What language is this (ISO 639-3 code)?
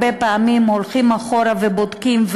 heb